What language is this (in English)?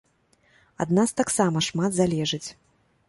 Belarusian